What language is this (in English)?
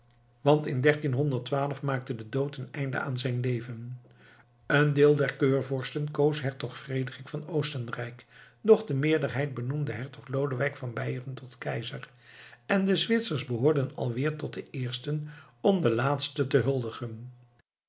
Dutch